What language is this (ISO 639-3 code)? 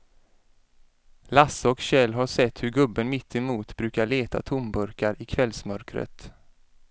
swe